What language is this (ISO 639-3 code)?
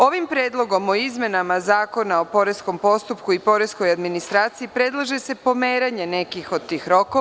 srp